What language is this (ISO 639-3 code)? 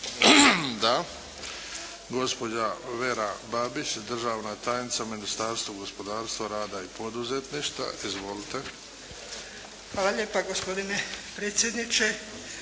hrv